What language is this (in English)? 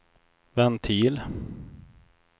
Swedish